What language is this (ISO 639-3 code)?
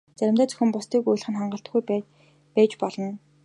mon